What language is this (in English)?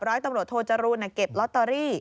Thai